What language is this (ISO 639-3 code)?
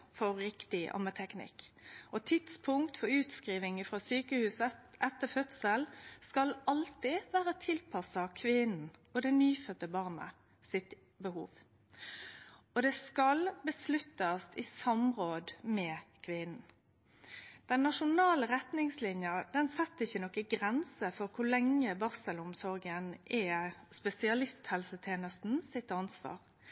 nno